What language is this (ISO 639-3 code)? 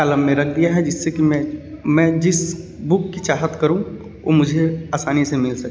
hin